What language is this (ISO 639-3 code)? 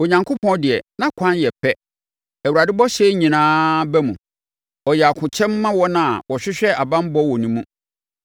aka